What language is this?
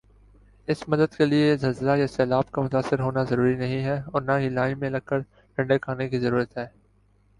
Urdu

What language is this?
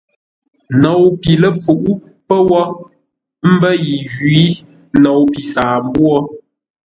Ngombale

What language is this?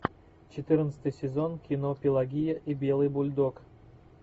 Russian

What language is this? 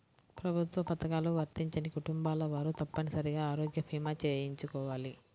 Telugu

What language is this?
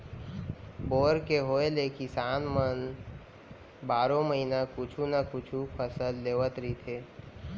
Chhattisgarhi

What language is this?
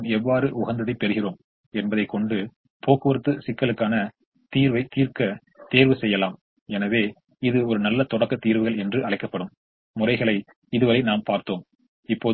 Tamil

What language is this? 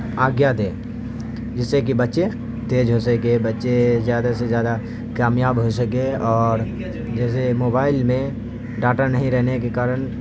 Urdu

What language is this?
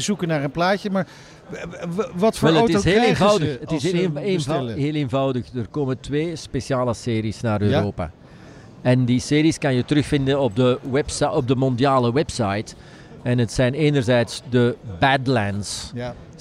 Dutch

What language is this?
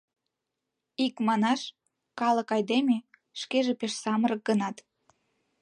Mari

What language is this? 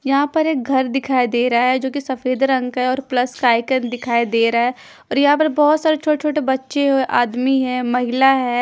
Hindi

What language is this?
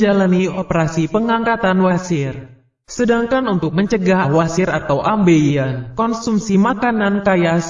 Indonesian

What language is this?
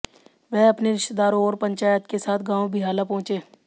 Hindi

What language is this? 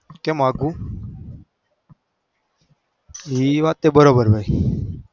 Gujarati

